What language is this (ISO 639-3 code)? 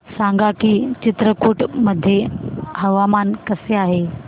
mar